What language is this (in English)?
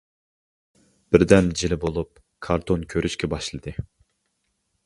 Uyghur